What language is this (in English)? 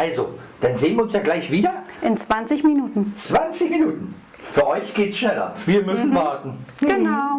German